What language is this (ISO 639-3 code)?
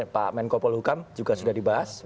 ind